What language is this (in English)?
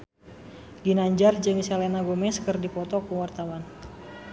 Sundanese